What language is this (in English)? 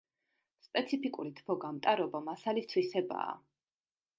Georgian